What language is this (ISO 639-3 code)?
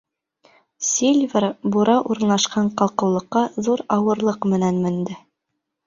bak